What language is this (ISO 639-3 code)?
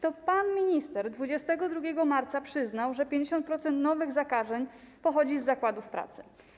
pol